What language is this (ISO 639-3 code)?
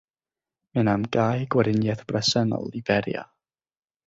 cym